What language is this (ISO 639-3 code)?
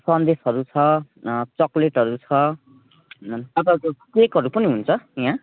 nep